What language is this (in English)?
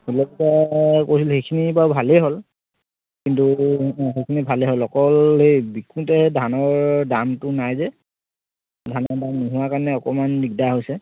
Assamese